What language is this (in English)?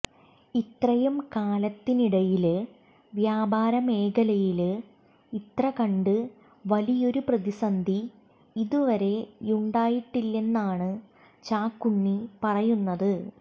Malayalam